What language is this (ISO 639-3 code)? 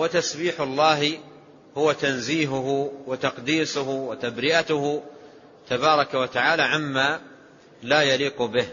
ara